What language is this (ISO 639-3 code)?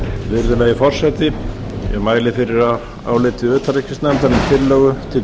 isl